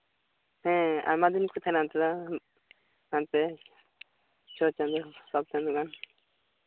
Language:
Santali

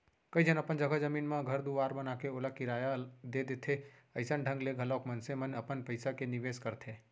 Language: Chhattisgarhi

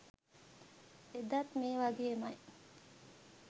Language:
Sinhala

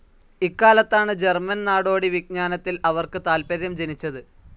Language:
Malayalam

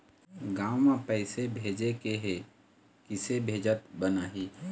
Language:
Chhattisgarhi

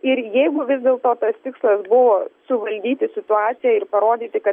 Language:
Lithuanian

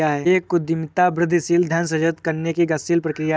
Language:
Hindi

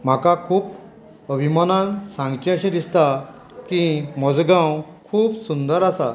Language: Konkani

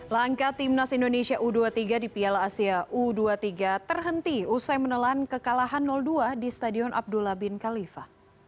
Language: Indonesian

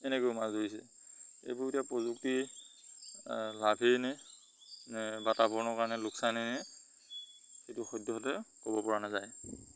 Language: Assamese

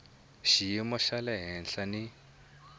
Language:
Tsonga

